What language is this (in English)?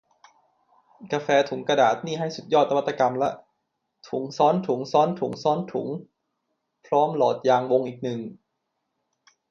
Thai